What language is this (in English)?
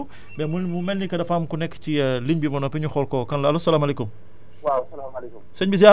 Wolof